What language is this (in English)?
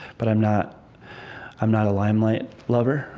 English